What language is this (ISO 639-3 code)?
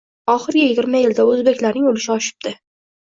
uzb